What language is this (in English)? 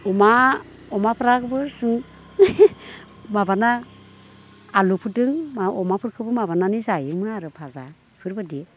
Bodo